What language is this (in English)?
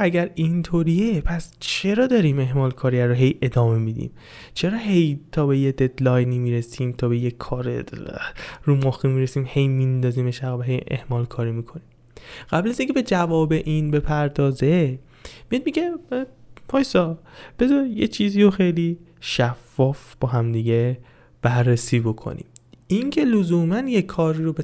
Persian